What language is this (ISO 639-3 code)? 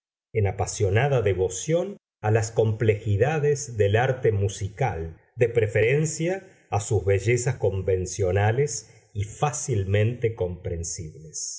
spa